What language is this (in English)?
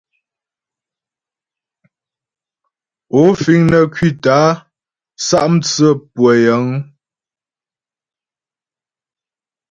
Ghomala